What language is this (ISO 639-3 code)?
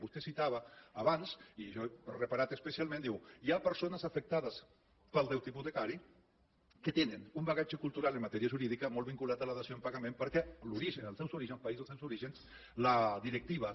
cat